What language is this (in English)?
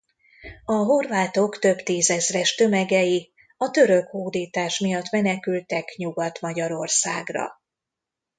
Hungarian